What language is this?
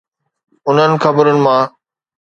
Sindhi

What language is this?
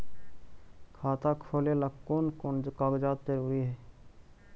Magahi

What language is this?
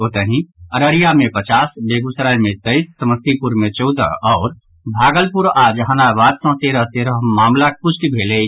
Maithili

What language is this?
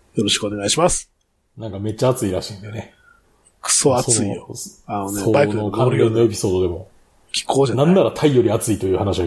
Japanese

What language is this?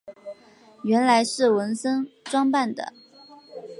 Chinese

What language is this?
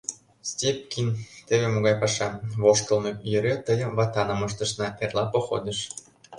Mari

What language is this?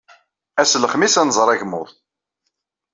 Kabyle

